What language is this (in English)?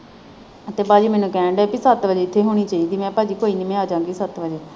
Punjabi